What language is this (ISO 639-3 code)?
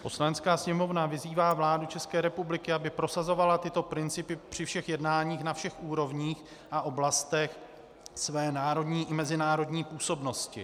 ces